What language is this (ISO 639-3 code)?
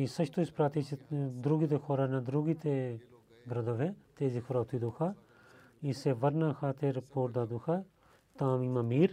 bul